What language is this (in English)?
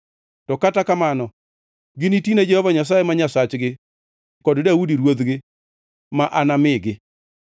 Luo (Kenya and Tanzania)